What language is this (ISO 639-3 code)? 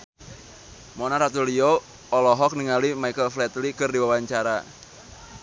sun